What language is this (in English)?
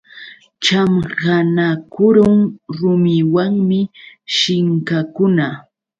Yauyos Quechua